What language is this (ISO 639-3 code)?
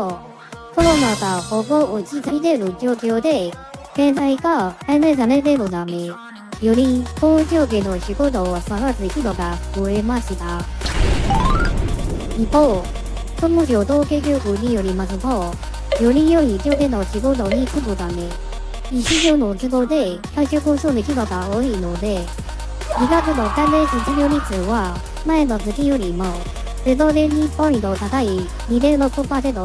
jpn